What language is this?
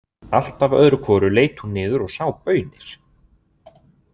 Icelandic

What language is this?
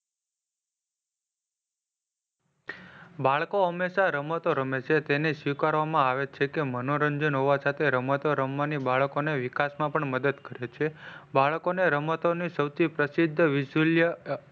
Gujarati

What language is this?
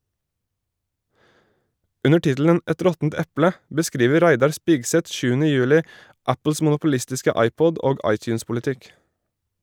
Norwegian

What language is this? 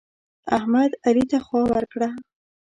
Pashto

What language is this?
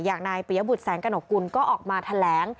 Thai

